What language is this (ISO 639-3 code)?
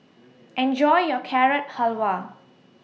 eng